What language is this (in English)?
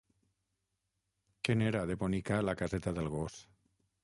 Catalan